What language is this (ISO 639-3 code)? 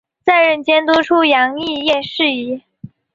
zho